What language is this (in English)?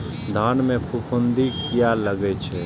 Maithili